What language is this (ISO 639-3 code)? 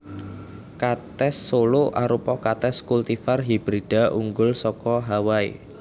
jav